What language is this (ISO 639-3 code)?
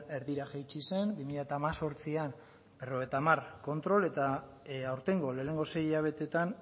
eus